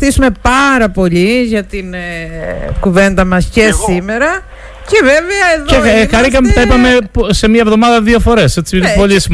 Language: Greek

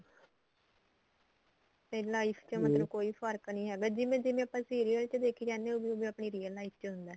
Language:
Punjabi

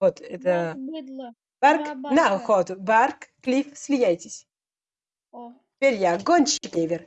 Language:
Russian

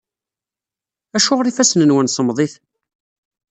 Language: Kabyle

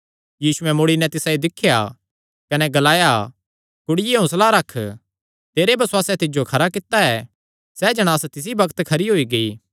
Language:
Kangri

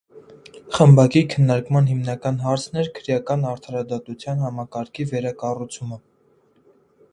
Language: Armenian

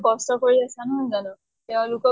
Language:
Assamese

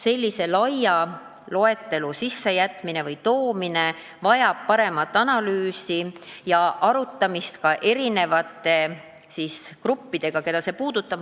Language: Estonian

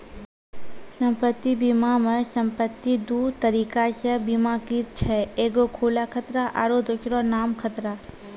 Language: Maithili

